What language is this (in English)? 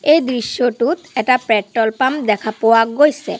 Assamese